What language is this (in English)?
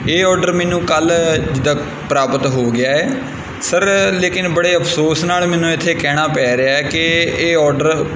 Punjabi